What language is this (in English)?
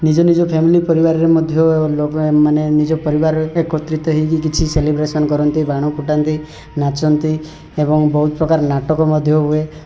Odia